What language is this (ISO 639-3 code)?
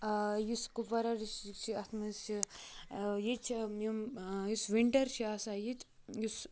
kas